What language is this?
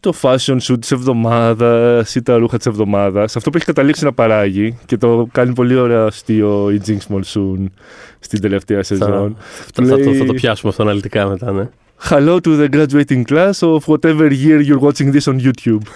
Greek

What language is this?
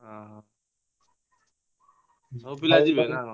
Odia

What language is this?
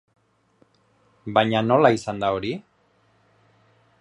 Basque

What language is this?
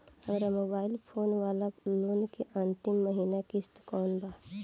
Bhojpuri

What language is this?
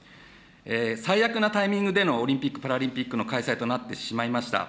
Japanese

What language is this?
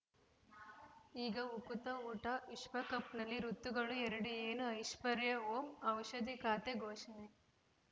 Kannada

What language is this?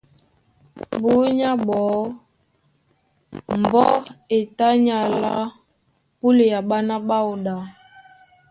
Duala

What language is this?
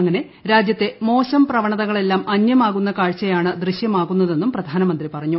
Malayalam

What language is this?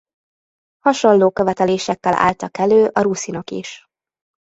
Hungarian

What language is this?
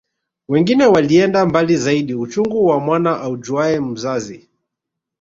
Swahili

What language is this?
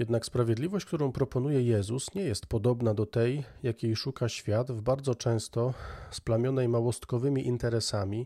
Polish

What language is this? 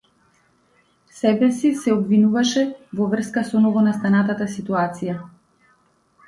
Macedonian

